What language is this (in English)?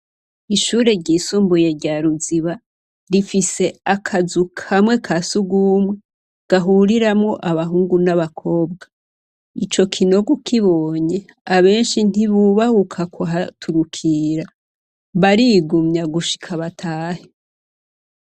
Rundi